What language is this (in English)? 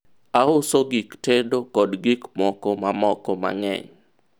Luo (Kenya and Tanzania)